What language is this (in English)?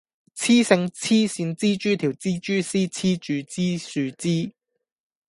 Cantonese